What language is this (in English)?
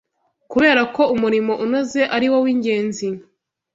Kinyarwanda